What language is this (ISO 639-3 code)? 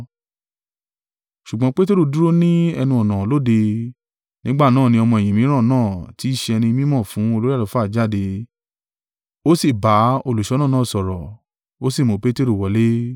yor